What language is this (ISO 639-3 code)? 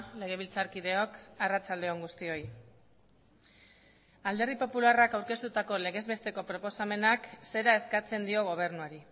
eus